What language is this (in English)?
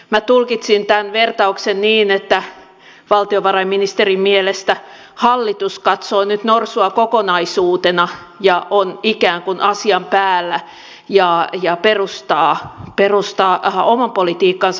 Finnish